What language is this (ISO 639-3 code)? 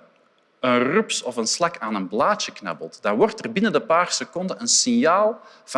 nld